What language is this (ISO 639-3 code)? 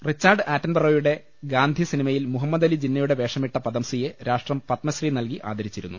mal